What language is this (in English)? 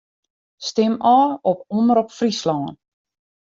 Western Frisian